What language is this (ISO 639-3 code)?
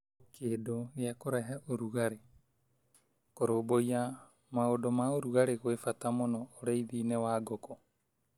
kik